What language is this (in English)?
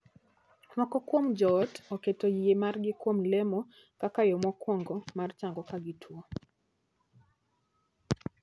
Luo (Kenya and Tanzania)